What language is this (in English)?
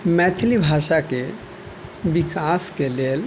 Maithili